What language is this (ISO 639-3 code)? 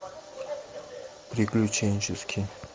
rus